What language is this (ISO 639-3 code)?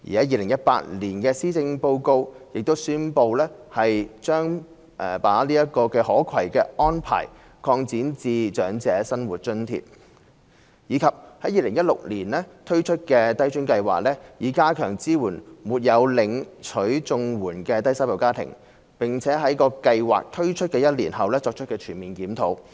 yue